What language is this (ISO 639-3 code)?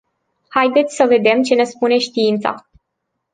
ron